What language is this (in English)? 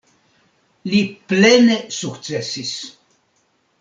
Esperanto